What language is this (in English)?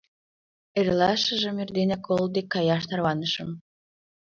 Mari